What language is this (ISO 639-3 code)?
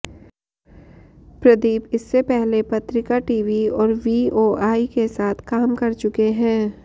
hin